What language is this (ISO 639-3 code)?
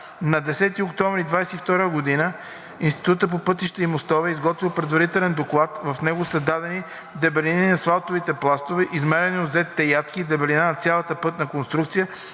bul